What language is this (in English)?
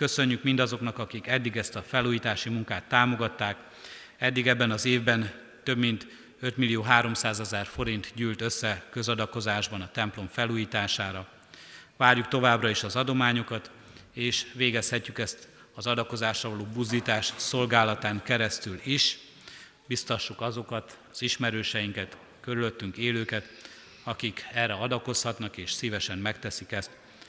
Hungarian